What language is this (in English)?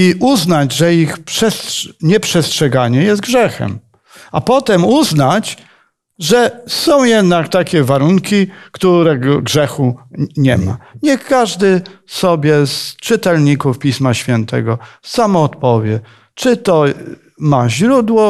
Polish